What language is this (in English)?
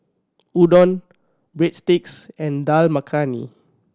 English